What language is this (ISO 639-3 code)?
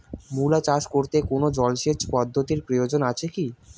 ben